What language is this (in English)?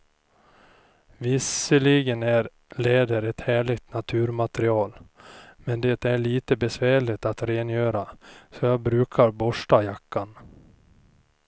Swedish